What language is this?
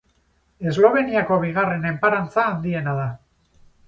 Basque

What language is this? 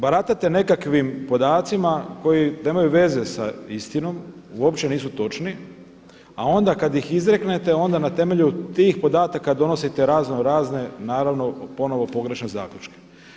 Croatian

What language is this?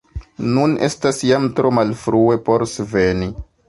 Esperanto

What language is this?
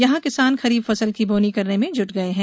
Hindi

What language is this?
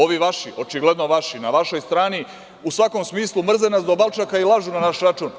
Serbian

